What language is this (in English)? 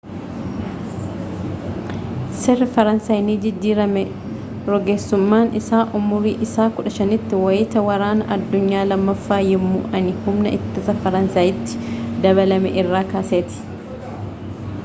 Oromo